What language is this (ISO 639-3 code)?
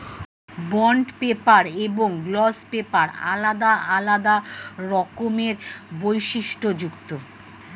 ben